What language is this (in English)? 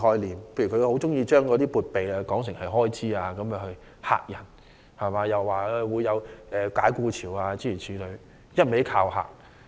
Cantonese